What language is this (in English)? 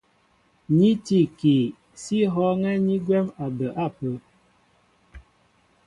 Mbo (Cameroon)